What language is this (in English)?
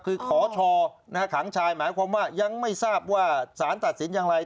Thai